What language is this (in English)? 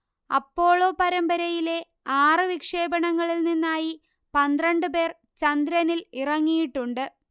Malayalam